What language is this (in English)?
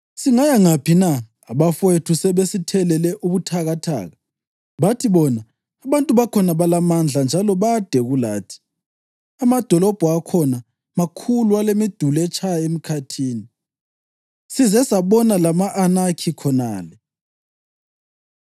North Ndebele